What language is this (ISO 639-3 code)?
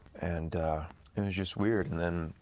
eng